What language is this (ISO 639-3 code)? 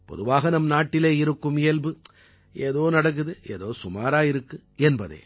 tam